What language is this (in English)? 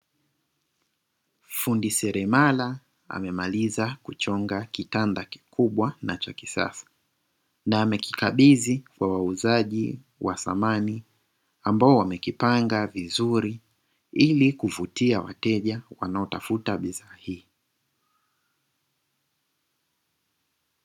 Swahili